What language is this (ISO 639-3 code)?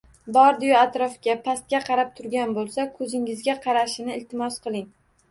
uzb